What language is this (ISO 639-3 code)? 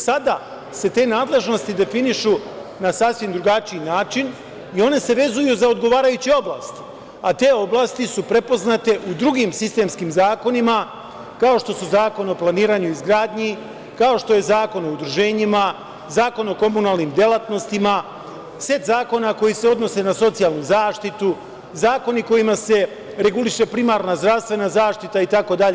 srp